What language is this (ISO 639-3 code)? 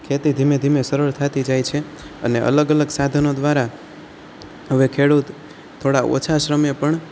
guj